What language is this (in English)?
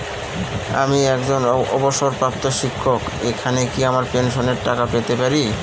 Bangla